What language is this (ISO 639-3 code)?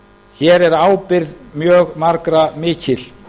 isl